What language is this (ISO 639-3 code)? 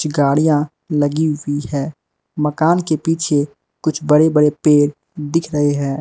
hin